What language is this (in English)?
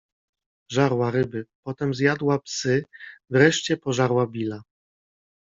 Polish